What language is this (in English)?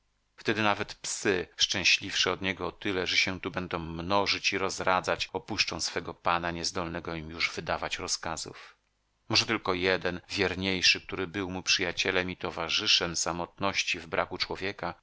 Polish